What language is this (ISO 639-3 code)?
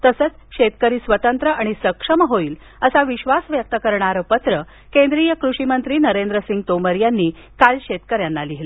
mar